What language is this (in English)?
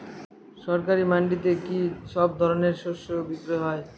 Bangla